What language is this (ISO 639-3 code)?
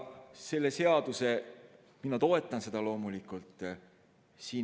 est